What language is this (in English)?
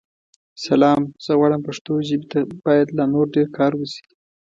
Pashto